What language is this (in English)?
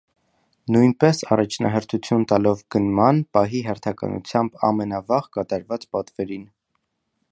Armenian